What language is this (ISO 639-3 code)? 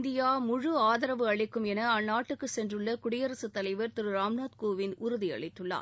tam